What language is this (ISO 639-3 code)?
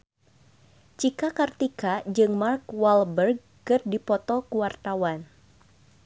sun